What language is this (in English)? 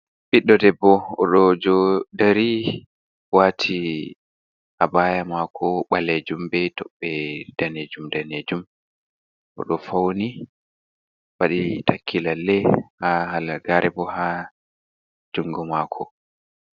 Fula